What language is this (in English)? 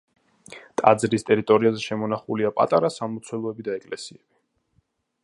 Georgian